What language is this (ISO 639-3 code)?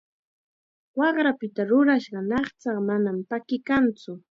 qxa